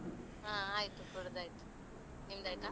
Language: Kannada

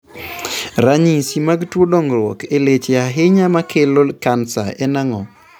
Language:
Luo (Kenya and Tanzania)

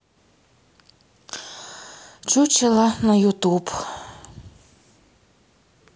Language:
Russian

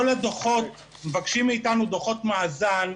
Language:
Hebrew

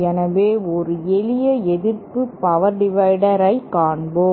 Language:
Tamil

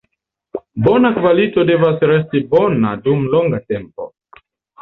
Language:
Esperanto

